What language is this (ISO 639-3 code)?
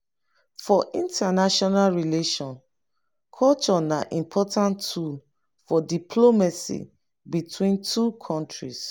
pcm